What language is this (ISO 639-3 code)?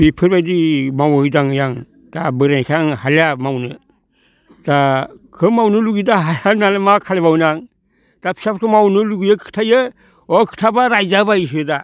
brx